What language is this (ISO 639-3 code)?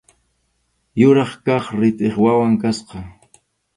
qxu